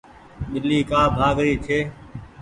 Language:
Goaria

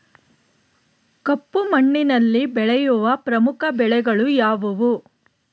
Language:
Kannada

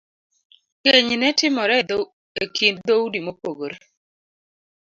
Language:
Luo (Kenya and Tanzania)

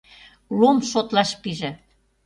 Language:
Mari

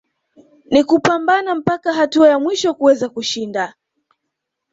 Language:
Swahili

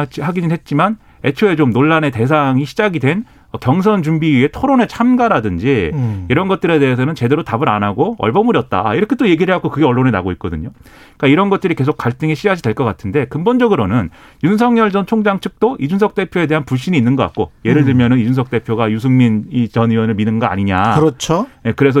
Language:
Korean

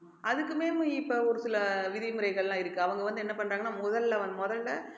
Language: Tamil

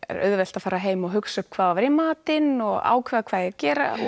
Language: Icelandic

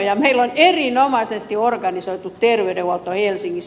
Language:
Finnish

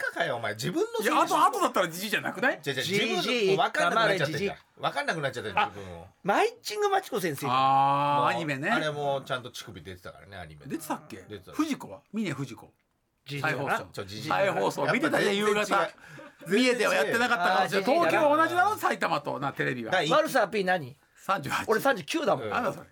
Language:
Japanese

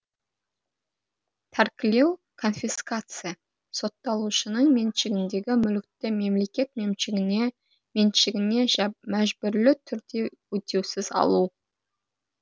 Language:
Kazakh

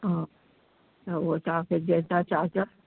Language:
Sindhi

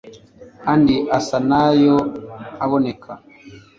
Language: Kinyarwanda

